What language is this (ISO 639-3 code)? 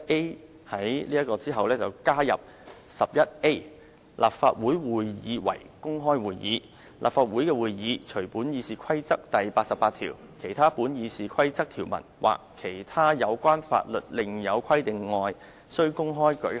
yue